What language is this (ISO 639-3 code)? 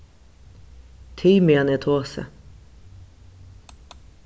fao